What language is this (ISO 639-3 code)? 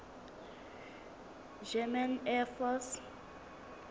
sot